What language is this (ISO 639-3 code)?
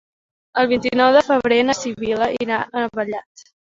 cat